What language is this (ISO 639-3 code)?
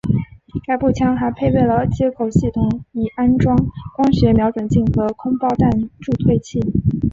zho